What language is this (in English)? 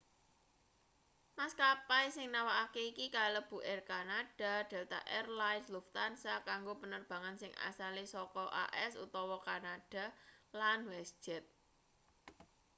Javanese